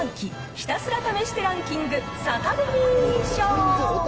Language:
Japanese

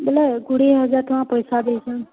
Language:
Odia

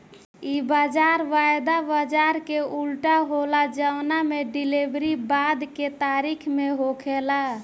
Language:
Bhojpuri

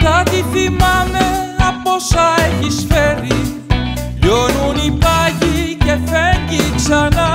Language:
Greek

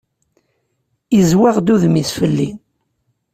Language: Kabyle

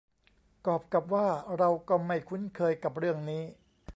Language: Thai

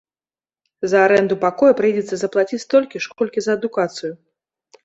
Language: Belarusian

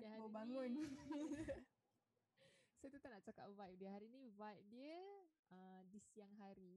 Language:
Malay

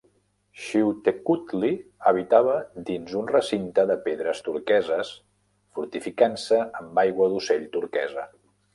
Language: Catalan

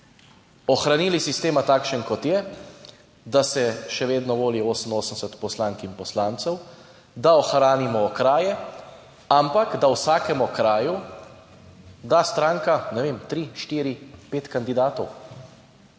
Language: Slovenian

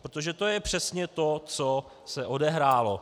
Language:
Czech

